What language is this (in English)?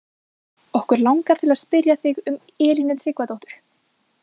Icelandic